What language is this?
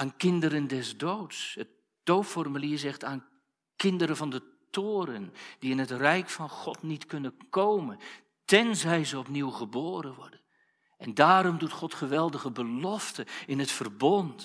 Dutch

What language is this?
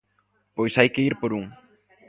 Galician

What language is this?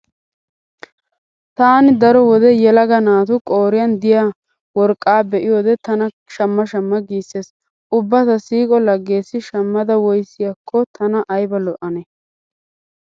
Wolaytta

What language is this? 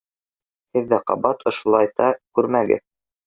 Bashkir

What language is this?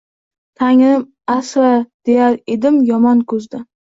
Uzbek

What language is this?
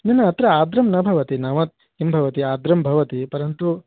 Sanskrit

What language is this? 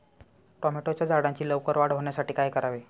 Marathi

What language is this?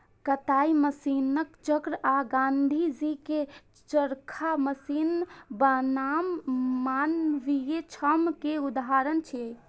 Maithili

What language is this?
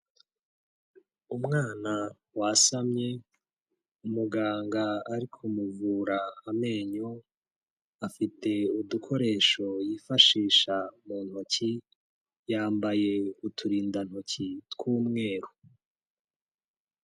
Kinyarwanda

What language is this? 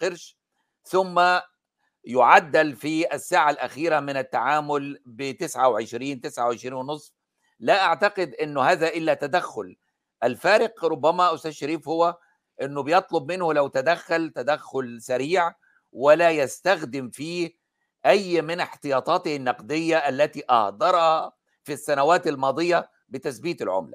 Arabic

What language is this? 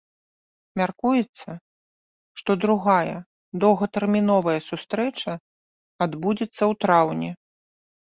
Belarusian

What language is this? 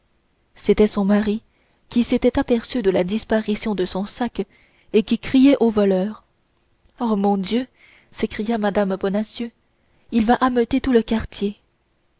French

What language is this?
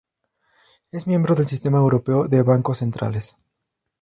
Spanish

